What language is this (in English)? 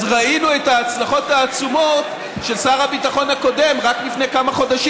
Hebrew